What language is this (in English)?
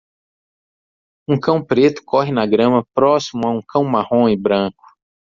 Portuguese